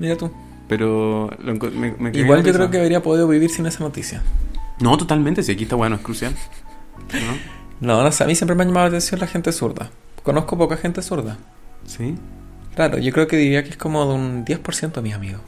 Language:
Spanish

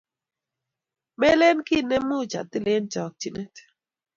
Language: Kalenjin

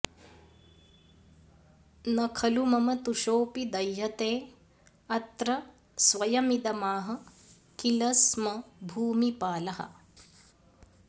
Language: Sanskrit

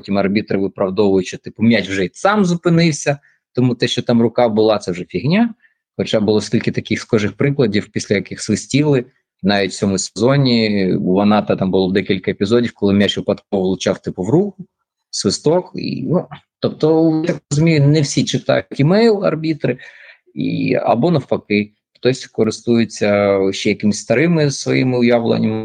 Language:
Ukrainian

